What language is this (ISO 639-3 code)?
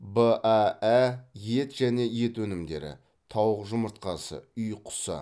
kaz